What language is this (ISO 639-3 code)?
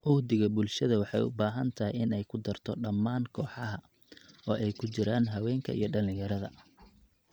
som